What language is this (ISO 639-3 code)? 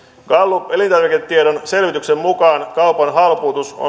fin